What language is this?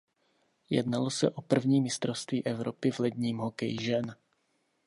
Czech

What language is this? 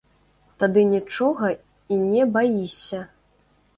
Belarusian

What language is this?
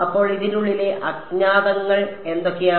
Malayalam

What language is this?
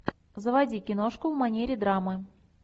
Russian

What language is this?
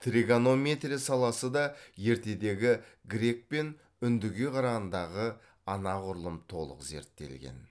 Kazakh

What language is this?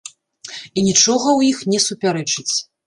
Belarusian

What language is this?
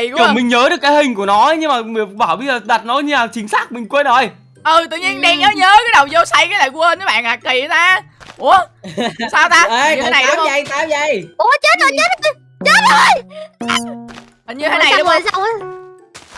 Vietnamese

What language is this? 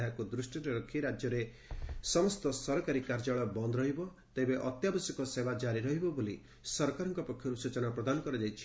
Odia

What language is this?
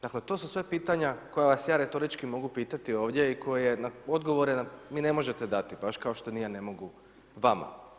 Croatian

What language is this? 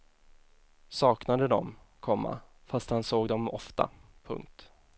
Swedish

